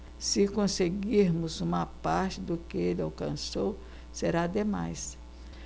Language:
Portuguese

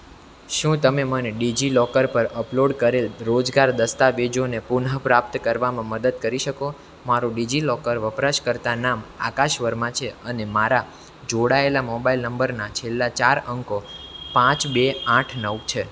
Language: Gujarati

